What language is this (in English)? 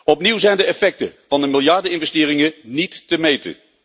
Dutch